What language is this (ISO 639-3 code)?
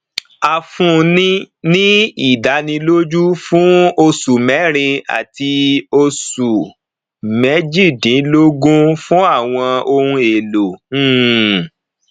yor